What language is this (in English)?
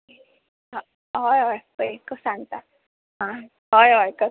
Konkani